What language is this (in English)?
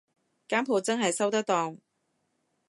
Cantonese